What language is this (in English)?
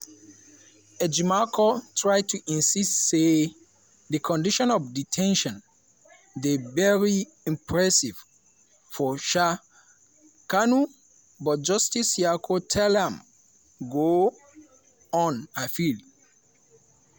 Nigerian Pidgin